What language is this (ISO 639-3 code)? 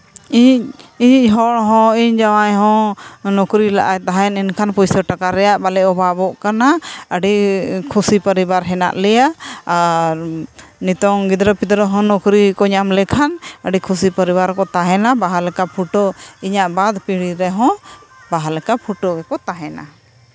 sat